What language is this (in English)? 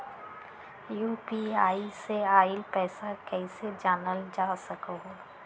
Magahi